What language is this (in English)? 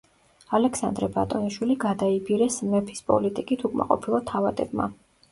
Georgian